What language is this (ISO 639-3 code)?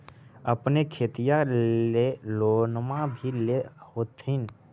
mag